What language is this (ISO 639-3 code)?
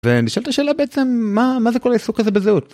heb